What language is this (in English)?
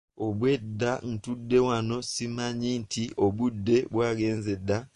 Ganda